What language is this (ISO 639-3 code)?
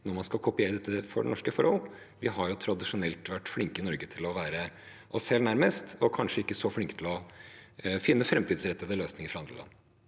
nor